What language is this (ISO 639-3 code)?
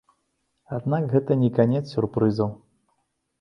bel